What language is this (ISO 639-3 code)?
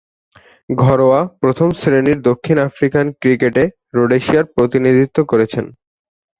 ben